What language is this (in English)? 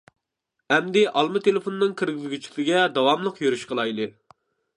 Uyghur